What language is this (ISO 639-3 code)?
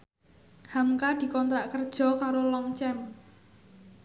jav